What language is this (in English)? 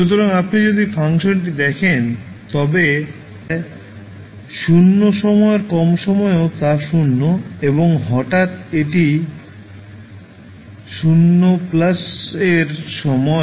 Bangla